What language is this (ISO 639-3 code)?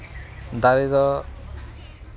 sat